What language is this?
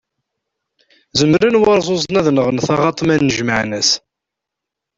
Kabyle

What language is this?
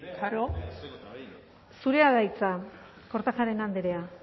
Basque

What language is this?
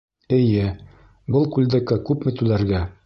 Bashkir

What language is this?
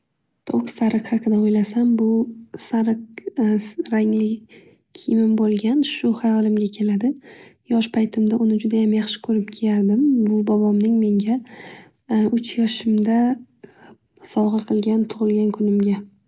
Uzbek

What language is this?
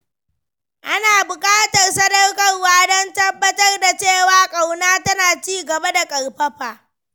Hausa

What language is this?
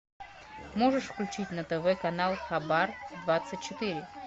Russian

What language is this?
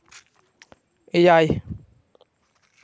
Santali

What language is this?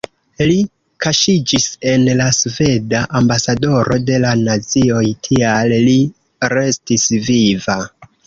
Esperanto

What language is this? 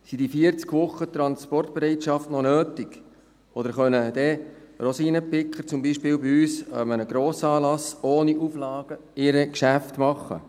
Swiss German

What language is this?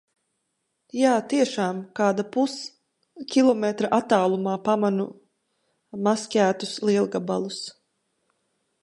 Latvian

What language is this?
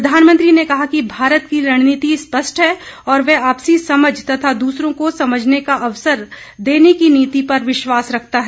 Hindi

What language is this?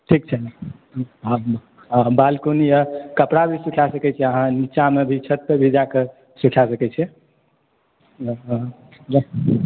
Maithili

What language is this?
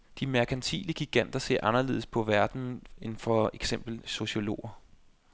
Danish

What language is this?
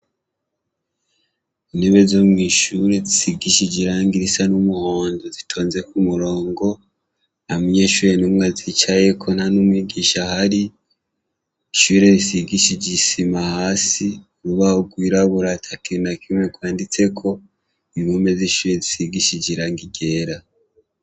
Rundi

